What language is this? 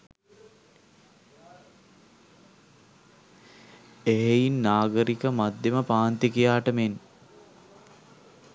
Sinhala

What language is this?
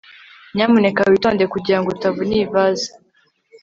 Kinyarwanda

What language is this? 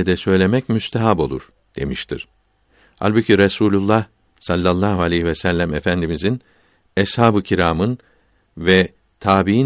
Turkish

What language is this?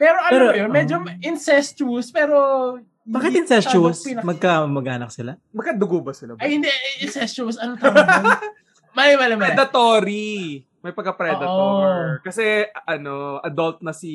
Filipino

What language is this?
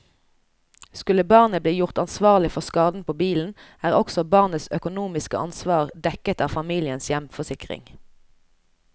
Norwegian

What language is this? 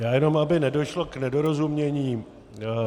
Czech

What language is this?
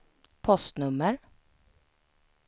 Swedish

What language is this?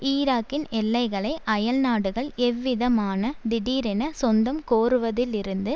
Tamil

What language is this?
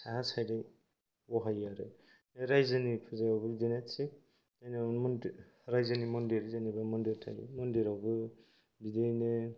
Bodo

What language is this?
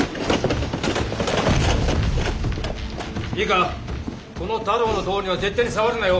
Japanese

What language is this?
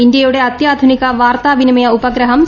Malayalam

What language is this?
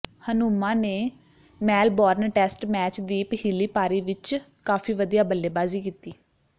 Punjabi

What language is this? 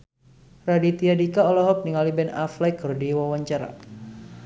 Sundanese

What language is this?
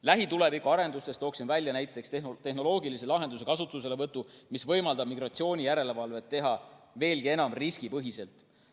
Estonian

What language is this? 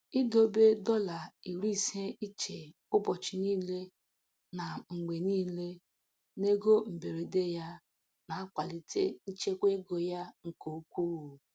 Igbo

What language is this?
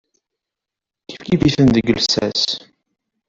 Kabyle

